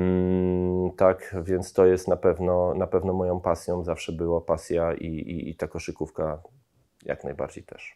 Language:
Polish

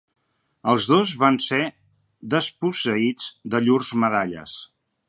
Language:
Catalan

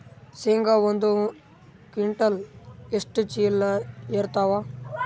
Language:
Kannada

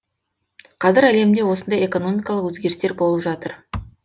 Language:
Kazakh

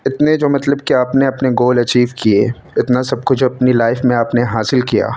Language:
Urdu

